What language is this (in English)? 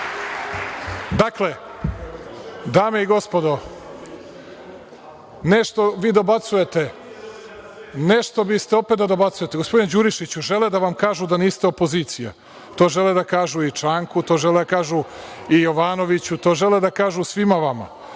Serbian